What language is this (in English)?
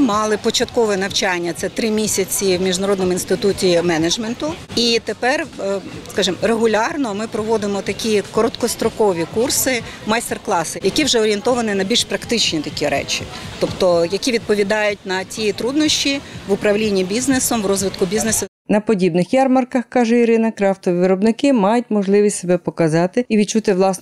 Ukrainian